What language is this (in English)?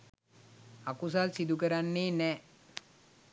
Sinhala